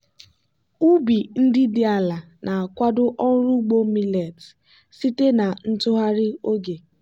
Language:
Igbo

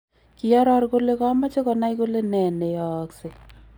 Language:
Kalenjin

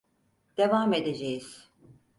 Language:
Turkish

